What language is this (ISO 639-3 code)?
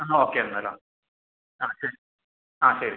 mal